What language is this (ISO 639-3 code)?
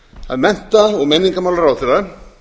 isl